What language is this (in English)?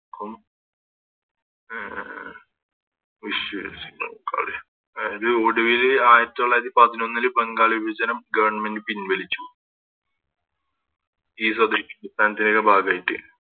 Malayalam